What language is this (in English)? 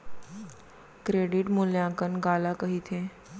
Chhattisgarhi